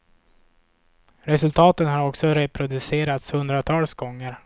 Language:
Swedish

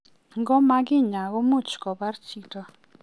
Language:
Kalenjin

